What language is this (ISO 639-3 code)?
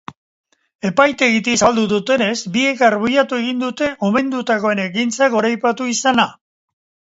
eus